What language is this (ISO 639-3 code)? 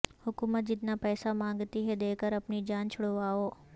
urd